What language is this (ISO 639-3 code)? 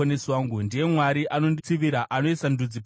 sna